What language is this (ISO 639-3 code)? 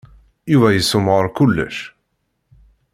kab